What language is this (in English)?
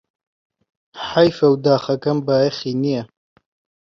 Central Kurdish